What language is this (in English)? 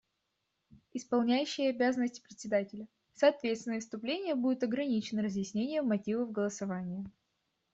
Russian